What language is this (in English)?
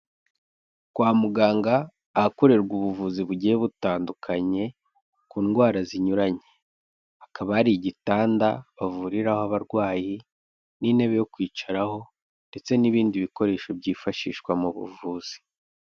Kinyarwanda